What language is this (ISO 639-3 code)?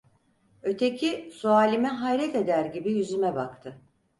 tur